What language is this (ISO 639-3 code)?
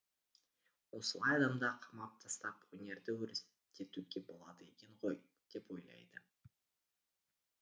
kaz